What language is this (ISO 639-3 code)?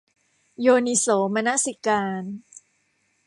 tha